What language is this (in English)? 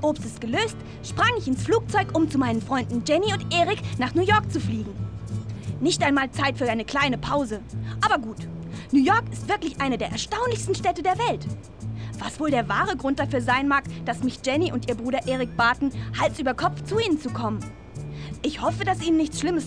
German